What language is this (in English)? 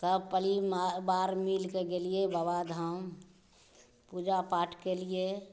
Maithili